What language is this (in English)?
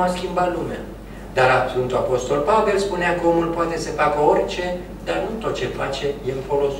Romanian